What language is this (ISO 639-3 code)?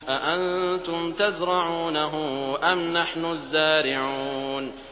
ara